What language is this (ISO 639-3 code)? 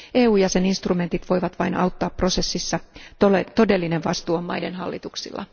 fin